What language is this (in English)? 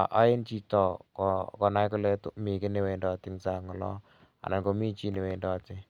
Kalenjin